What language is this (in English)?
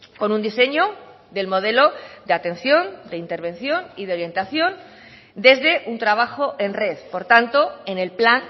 Spanish